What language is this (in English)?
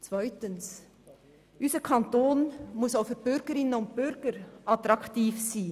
Swiss German